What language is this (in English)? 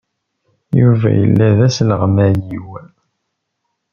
Kabyle